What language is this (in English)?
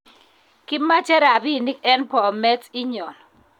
Kalenjin